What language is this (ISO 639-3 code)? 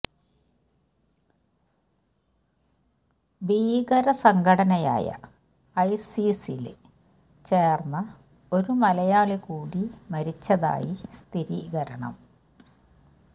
mal